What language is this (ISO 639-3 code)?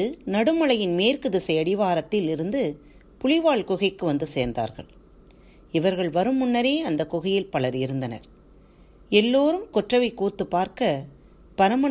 tam